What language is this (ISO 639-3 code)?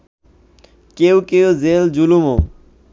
ben